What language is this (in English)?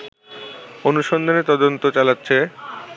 Bangla